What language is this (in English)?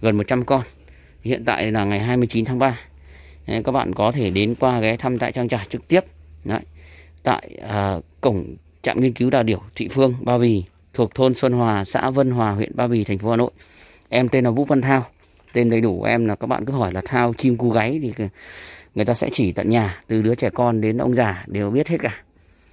Vietnamese